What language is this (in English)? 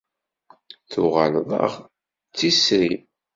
Kabyle